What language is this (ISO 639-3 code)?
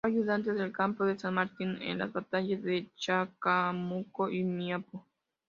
spa